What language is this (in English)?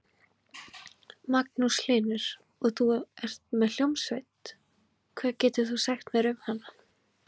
Icelandic